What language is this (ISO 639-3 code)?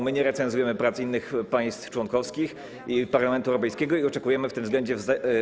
pol